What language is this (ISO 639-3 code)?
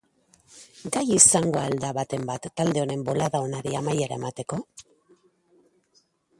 eus